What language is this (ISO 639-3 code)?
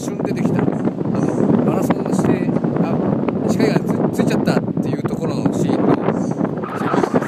jpn